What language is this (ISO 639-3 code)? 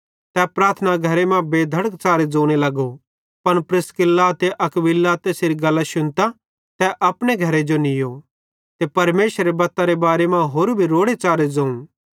bhd